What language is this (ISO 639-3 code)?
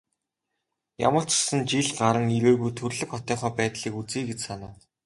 mon